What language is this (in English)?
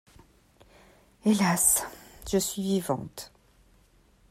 French